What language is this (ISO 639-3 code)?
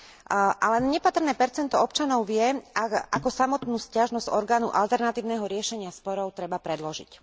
slk